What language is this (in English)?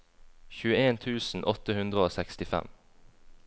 Norwegian